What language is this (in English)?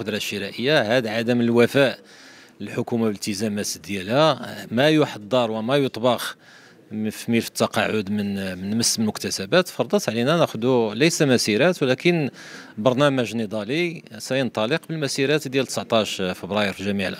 Arabic